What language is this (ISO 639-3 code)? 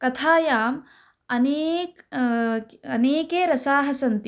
san